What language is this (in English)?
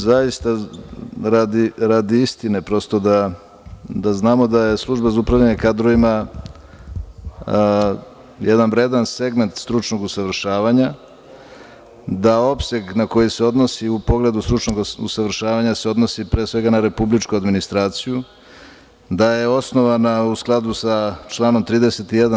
Serbian